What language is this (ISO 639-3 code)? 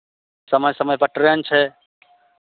mai